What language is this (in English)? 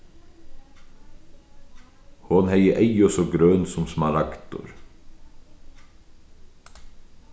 Faroese